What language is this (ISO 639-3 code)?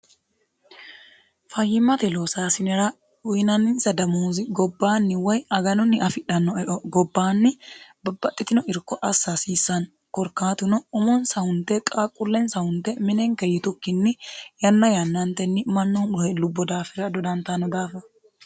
sid